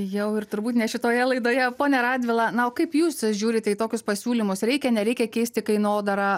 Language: Lithuanian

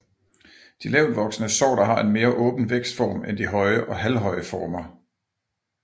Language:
Danish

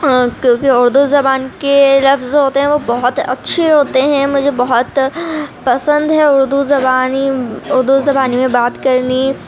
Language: Urdu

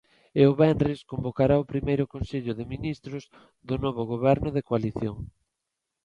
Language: Galician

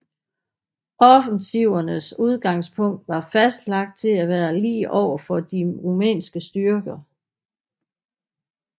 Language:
Danish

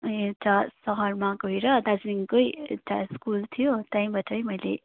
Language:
Nepali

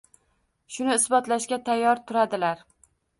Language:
Uzbek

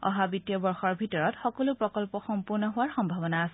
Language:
Assamese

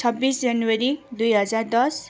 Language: Nepali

